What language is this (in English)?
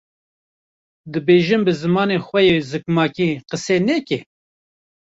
Kurdish